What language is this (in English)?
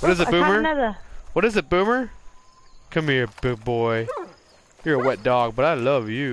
English